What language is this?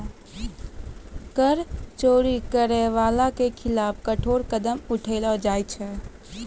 Maithili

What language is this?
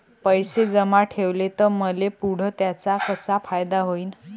Marathi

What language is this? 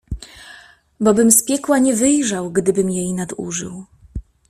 Polish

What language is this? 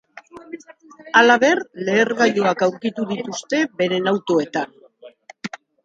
Basque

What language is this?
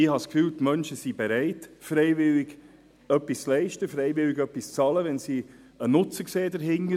Swiss German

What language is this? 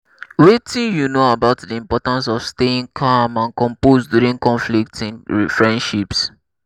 Nigerian Pidgin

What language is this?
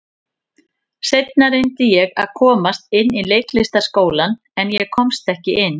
Icelandic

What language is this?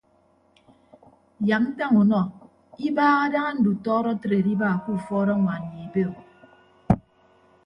Ibibio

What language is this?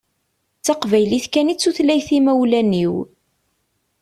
Kabyle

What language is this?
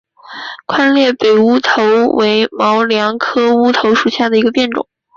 Chinese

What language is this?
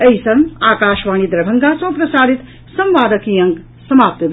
Maithili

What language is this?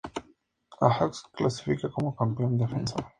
Spanish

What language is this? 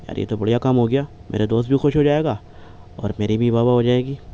Urdu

